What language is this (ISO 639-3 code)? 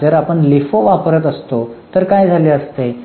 mar